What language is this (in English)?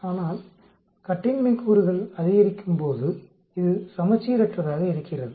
Tamil